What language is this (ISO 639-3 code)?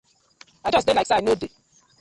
pcm